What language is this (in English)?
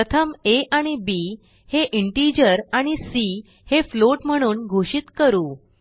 Marathi